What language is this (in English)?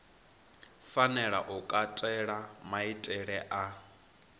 Venda